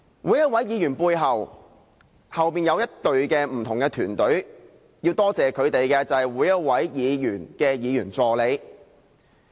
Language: Cantonese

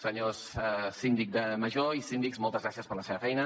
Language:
Catalan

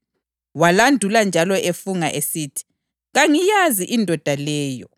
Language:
North Ndebele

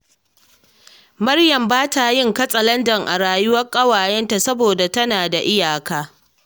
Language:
Hausa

